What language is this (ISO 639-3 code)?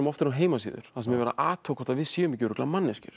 isl